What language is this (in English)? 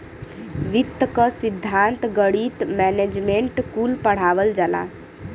Bhojpuri